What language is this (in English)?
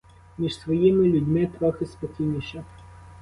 Ukrainian